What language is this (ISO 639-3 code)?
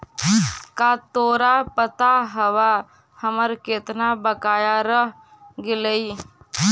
mag